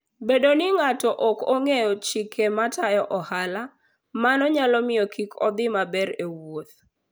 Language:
Luo (Kenya and Tanzania)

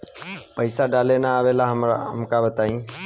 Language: Bhojpuri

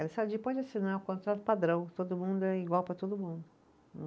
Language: Portuguese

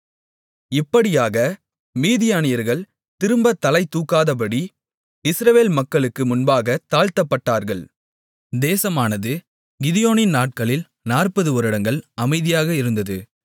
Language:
Tamil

